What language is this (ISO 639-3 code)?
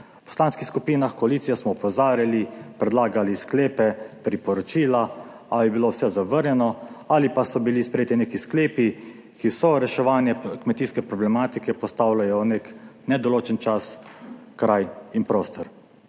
slv